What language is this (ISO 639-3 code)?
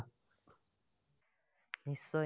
asm